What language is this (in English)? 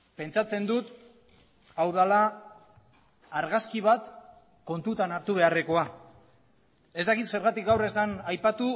Basque